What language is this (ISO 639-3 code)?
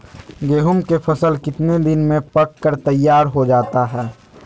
mag